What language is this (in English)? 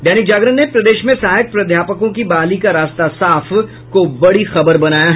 Hindi